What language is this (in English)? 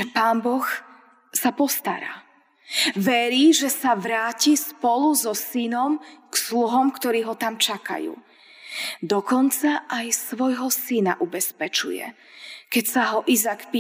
Slovak